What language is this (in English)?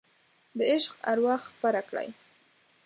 Pashto